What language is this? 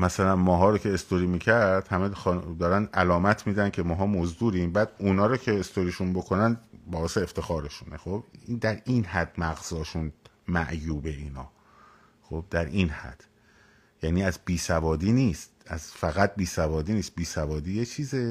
Persian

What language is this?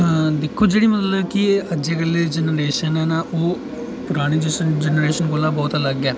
Dogri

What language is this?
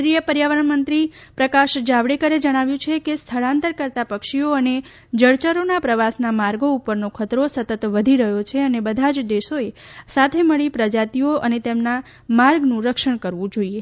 Gujarati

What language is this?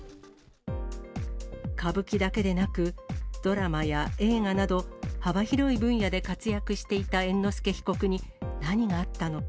Japanese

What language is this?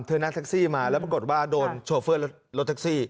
Thai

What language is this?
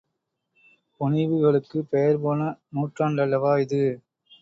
Tamil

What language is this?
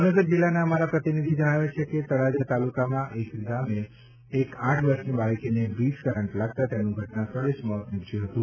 Gujarati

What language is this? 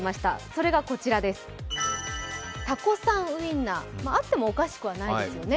Japanese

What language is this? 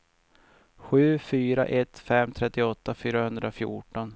Swedish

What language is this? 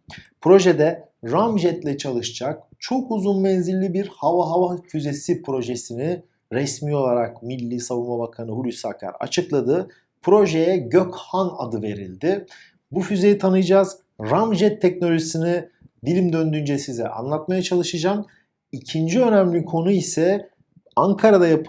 Turkish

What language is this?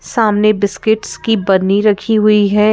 Hindi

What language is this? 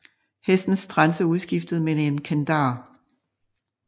Danish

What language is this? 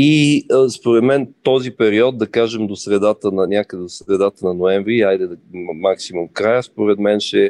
Bulgarian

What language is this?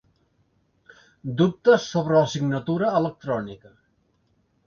Catalan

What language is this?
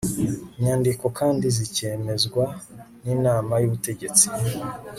Kinyarwanda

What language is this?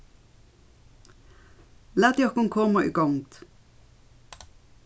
Faroese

